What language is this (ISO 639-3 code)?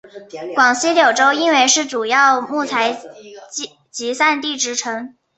zho